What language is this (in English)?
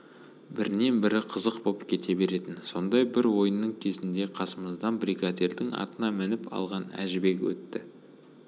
Kazakh